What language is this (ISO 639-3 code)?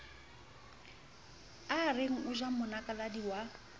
sot